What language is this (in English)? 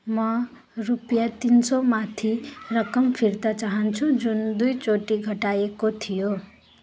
Nepali